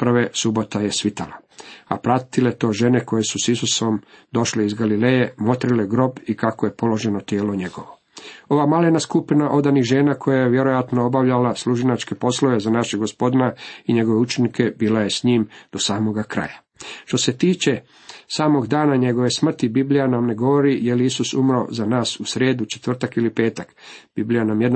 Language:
Croatian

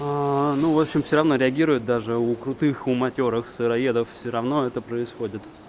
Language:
Russian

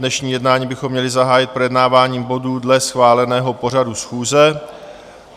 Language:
Czech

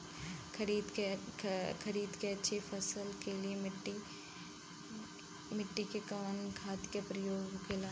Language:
Bhojpuri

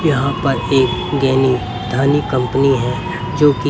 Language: Hindi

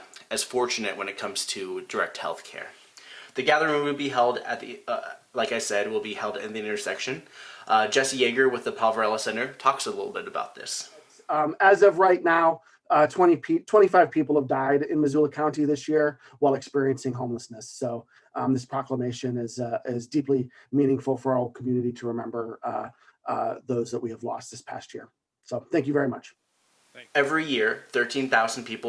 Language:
English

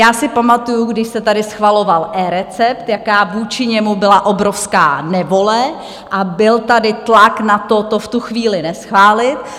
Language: Czech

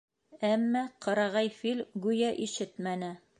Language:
Bashkir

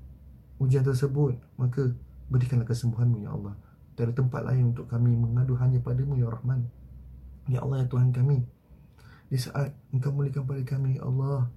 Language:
Malay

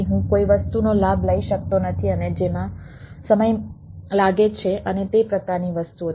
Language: Gujarati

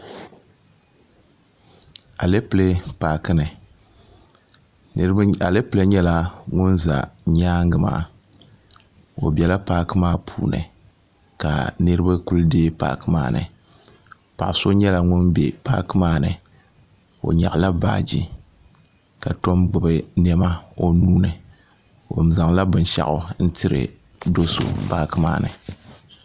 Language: Dagbani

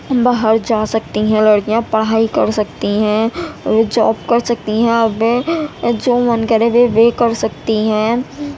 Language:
Urdu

